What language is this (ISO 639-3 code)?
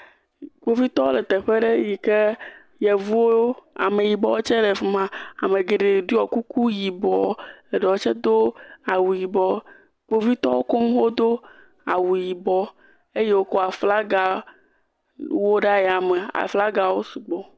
ewe